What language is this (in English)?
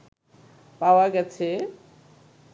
Bangla